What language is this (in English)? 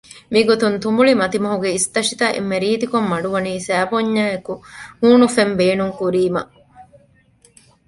Divehi